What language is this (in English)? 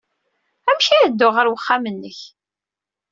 Kabyle